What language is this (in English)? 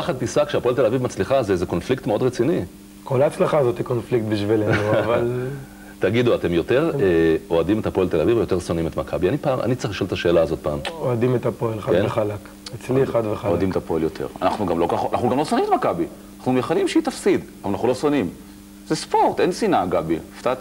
Hebrew